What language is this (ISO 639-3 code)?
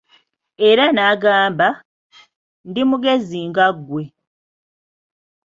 lug